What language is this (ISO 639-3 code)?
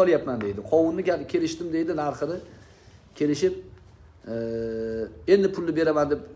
tur